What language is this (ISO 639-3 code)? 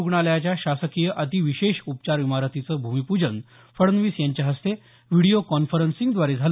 mar